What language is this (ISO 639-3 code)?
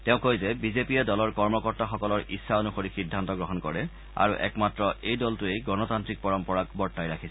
asm